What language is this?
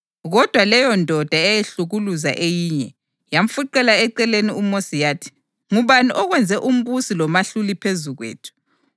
North Ndebele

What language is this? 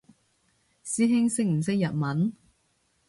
Cantonese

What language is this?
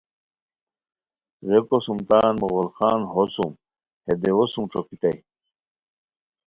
Khowar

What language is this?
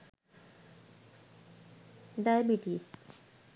Sinhala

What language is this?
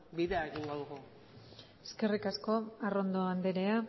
Basque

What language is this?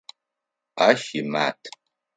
Adyghe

